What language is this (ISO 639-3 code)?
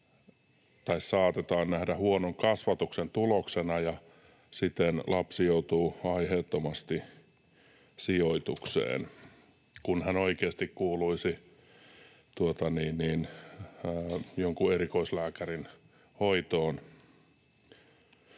fin